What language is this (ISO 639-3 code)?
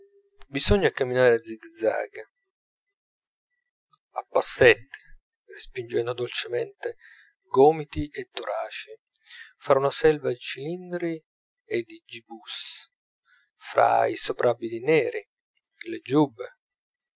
ita